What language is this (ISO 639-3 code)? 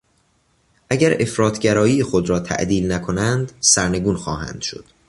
fas